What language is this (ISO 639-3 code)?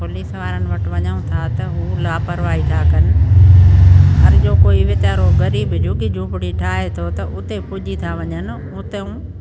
snd